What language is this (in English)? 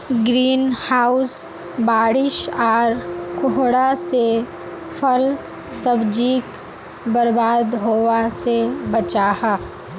Magahi